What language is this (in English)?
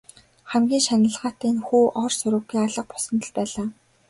Mongolian